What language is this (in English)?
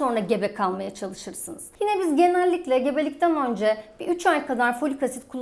Turkish